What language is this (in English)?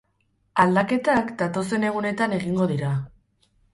Basque